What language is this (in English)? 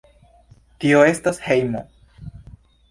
Esperanto